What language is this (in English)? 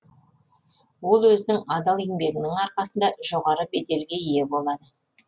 Kazakh